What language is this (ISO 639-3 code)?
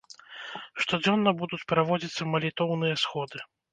bel